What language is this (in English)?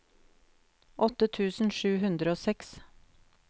Norwegian